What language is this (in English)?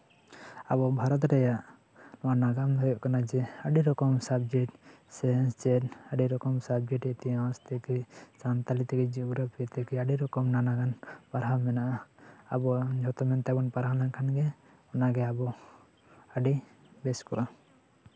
Santali